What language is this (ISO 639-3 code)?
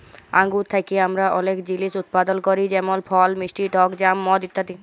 ben